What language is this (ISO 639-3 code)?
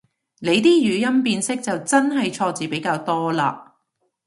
yue